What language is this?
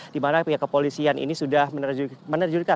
Indonesian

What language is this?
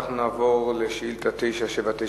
Hebrew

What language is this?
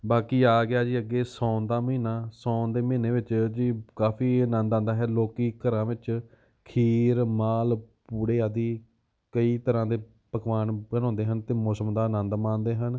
Punjabi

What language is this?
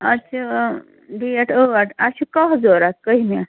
Kashmiri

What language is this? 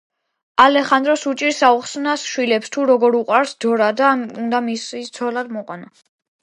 Georgian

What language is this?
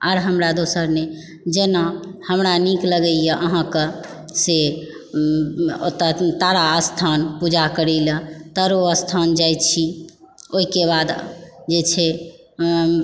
Maithili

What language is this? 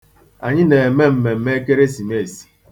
Igbo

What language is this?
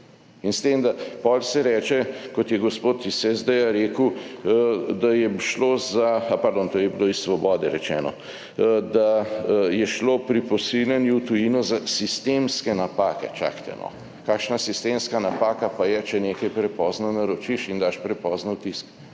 Slovenian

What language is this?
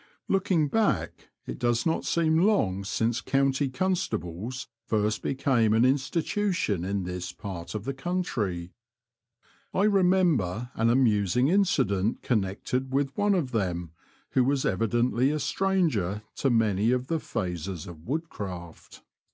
English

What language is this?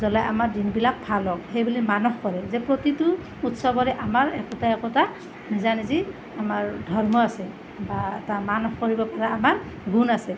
Assamese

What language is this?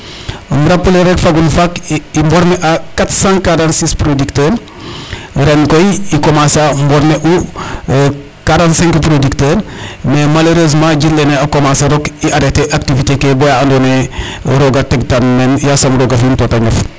Serer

